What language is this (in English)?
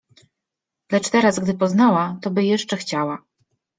Polish